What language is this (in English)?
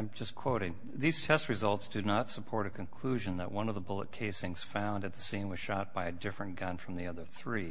English